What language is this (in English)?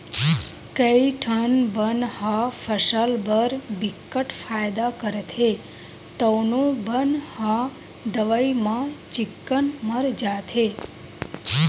Chhattisgarhi